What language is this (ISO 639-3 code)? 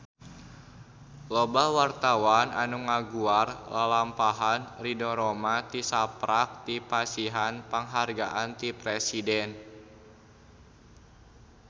sun